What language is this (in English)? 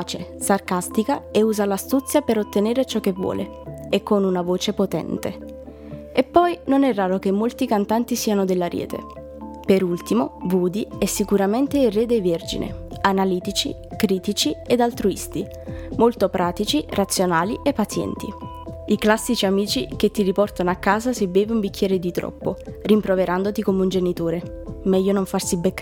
Italian